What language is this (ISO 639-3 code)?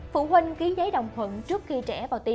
vie